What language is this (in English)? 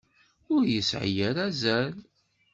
Kabyle